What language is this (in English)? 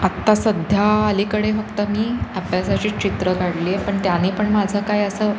Marathi